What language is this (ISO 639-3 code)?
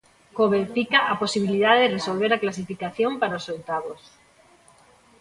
glg